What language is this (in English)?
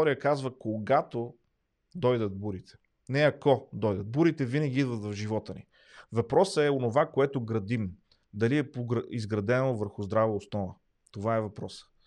Bulgarian